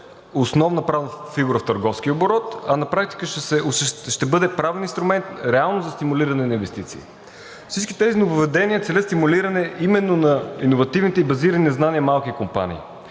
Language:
Bulgarian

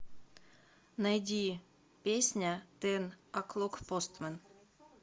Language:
Russian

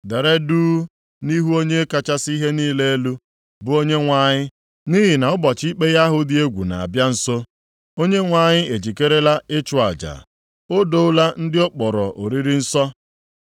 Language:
Igbo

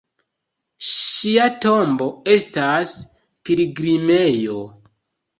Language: Esperanto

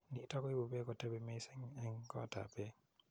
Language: Kalenjin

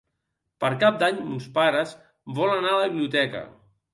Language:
Catalan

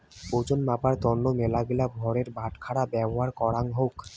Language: Bangla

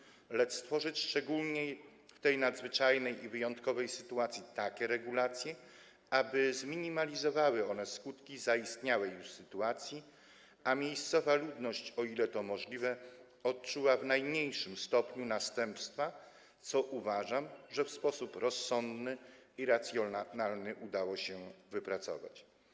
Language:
Polish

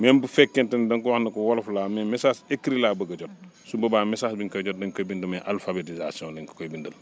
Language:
Wolof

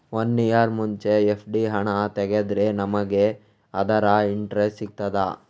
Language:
Kannada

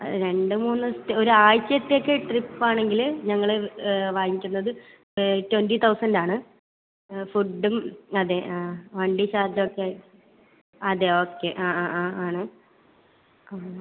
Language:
Malayalam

